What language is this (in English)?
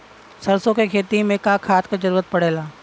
Bhojpuri